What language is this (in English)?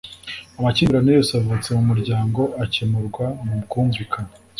Kinyarwanda